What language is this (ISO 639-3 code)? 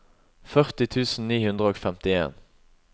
nor